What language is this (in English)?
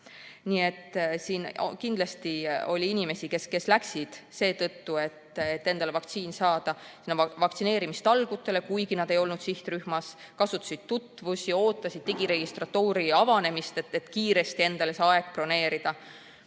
Estonian